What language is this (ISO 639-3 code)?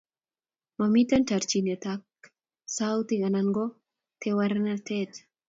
kln